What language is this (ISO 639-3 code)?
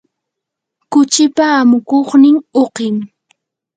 qur